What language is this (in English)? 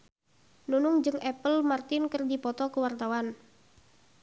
Sundanese